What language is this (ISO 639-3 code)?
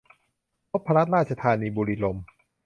tha